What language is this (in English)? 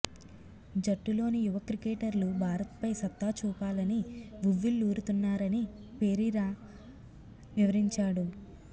Telugu